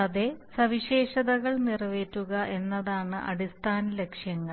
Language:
Malayalam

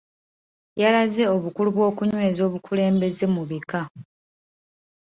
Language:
Ganda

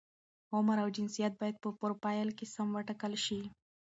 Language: Pashto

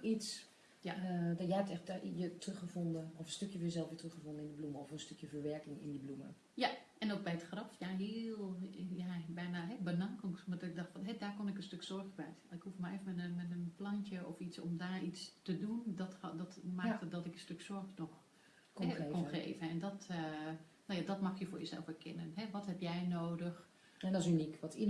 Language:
Dutch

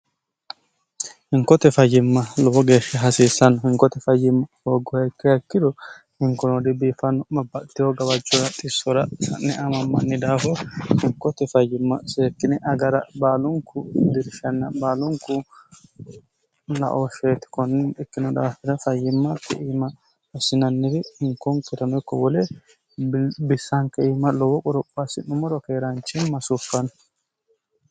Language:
Sidamo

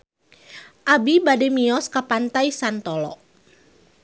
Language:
Sundanese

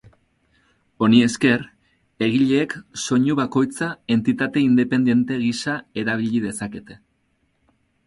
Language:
Basque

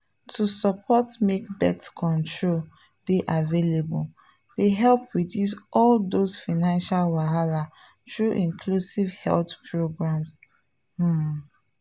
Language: Nigerian Pidgin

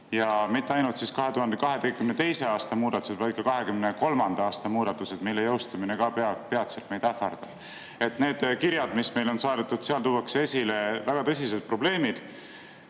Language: Estonian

